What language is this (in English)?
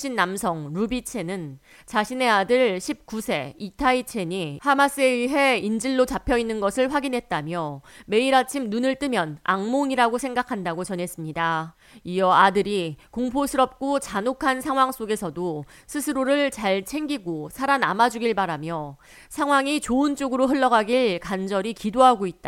Korean